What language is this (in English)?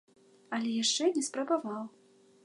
Belarusian